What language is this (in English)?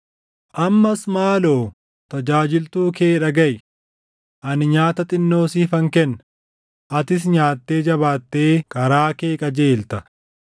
Oromo